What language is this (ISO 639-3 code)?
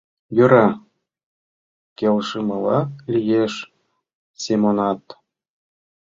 chm